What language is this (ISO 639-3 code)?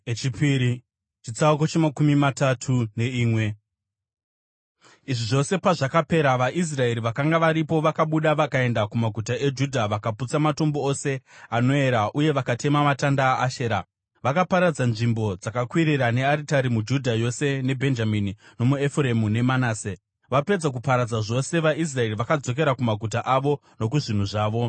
sna